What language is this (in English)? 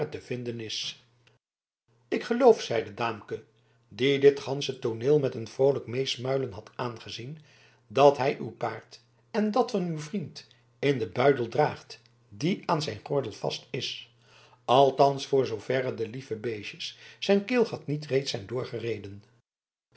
Dutch